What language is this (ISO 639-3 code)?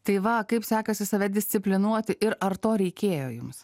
lit